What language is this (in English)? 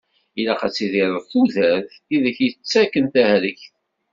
Kabyle